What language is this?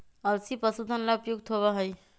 Magahi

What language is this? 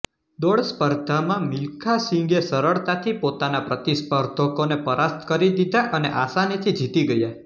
Gujarati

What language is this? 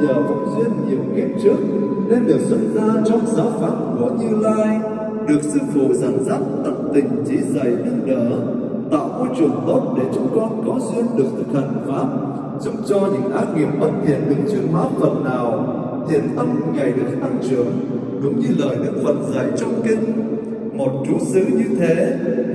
Vietnamese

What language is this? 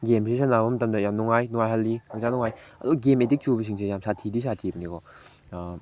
Manipuri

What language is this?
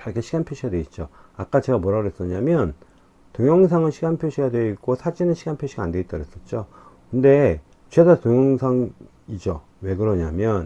Korean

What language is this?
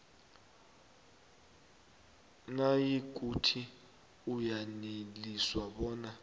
South Ndebele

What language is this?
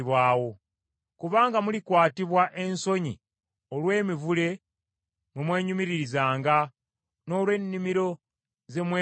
Ganda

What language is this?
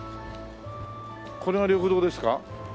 Japanese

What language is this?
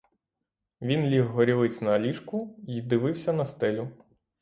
Ukrainian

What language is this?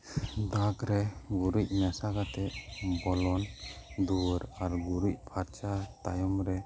Santali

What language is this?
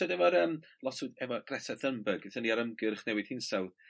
Welsh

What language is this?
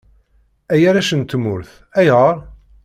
Kabyle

